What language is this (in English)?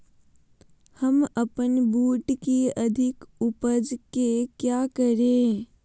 Magahi